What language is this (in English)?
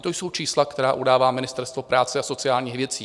Czech